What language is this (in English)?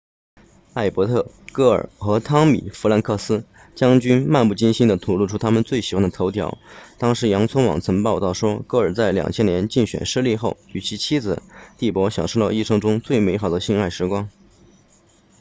Chinese